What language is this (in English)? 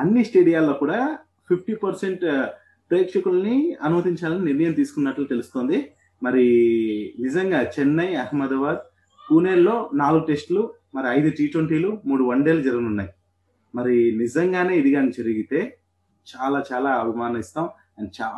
Telugu